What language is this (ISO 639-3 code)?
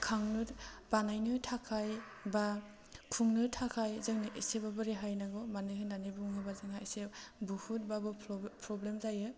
brx